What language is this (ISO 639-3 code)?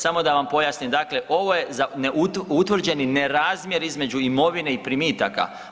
hrv